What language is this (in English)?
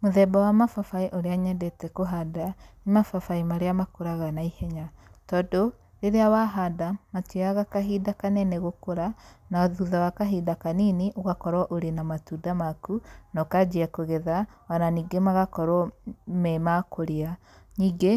Kikuyu